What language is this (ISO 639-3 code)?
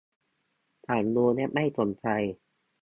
tha